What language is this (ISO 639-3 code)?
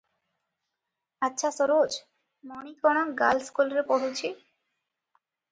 ori